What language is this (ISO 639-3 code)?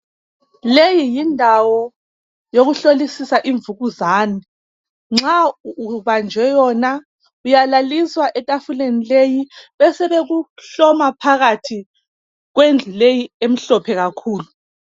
nde